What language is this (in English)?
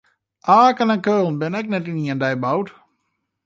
Western Frisian